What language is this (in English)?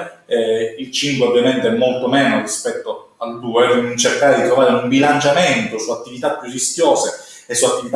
Italian